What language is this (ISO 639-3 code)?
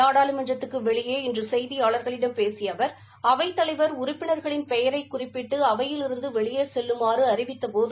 tam